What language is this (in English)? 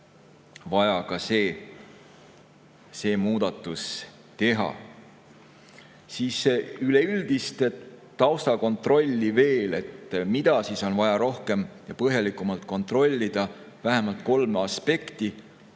Estonian